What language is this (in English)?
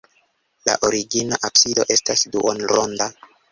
Esperanto